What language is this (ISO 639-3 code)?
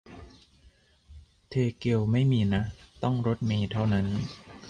tha